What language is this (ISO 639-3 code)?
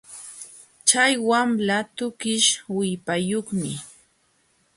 qxw